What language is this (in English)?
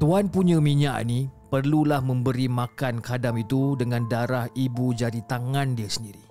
Malay